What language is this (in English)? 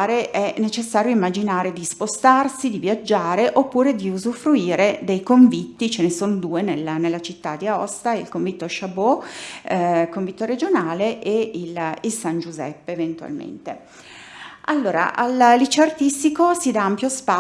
Italian